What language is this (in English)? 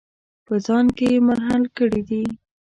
Pashto